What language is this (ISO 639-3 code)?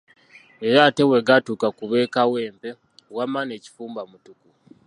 lug